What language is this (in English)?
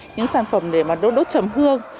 Vietnamese